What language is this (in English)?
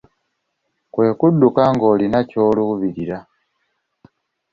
Ganda